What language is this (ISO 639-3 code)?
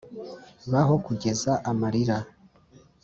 kin